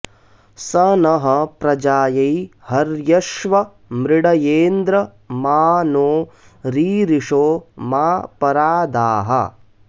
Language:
Sanskrit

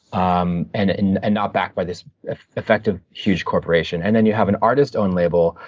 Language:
English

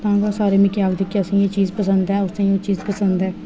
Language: Dogri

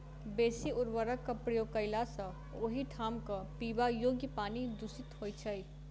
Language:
Maithili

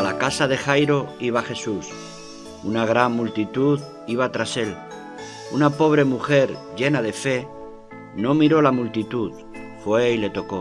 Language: Spanish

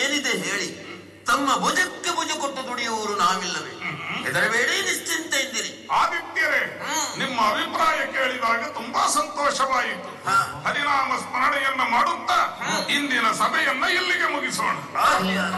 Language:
Kannada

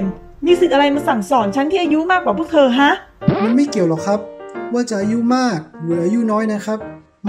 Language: Thai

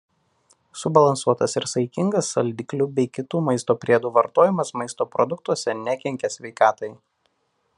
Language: Lithuanian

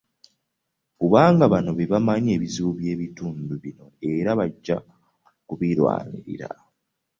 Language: Ganda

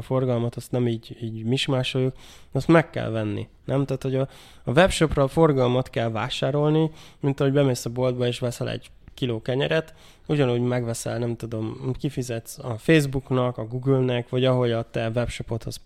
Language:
Hungarian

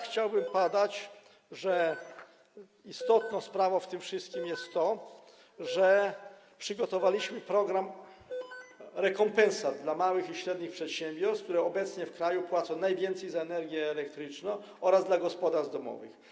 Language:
Polish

